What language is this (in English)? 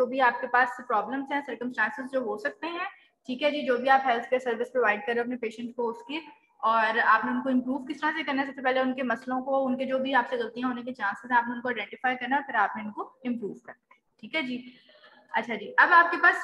Hindi